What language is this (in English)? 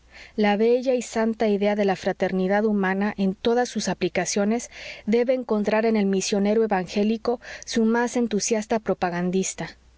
Spanish